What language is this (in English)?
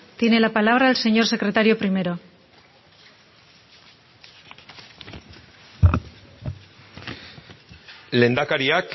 Spanish